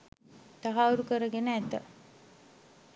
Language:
Sinhala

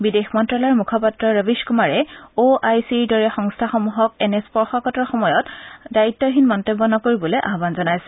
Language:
Assamese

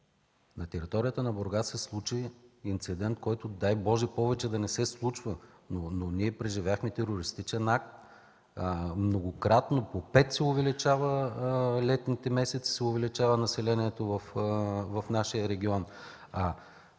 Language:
Bulgarian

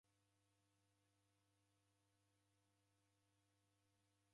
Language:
Taita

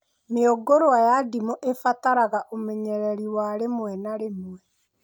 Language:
Kikuyu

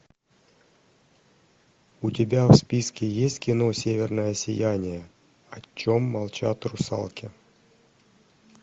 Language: Russian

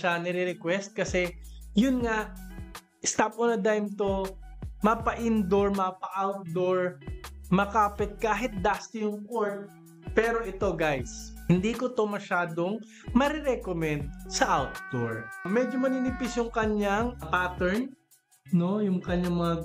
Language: Filipino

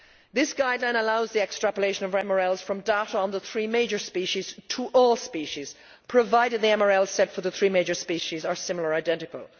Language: English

